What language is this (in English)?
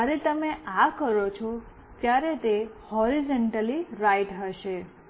Gujarati